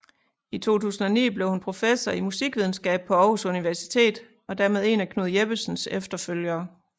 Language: Danish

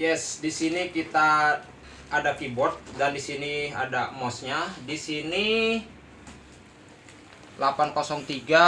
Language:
Indonesian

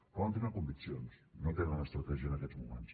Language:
Catalan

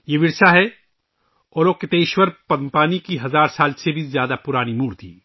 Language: Urdu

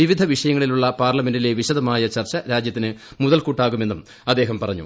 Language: Malayalam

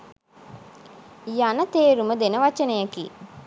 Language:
Sinhala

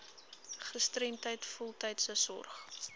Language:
Afrikaans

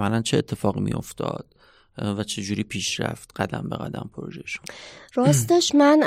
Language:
Persian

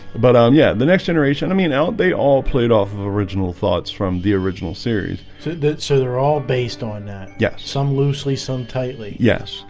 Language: English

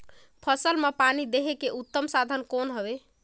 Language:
Chhattisgarhi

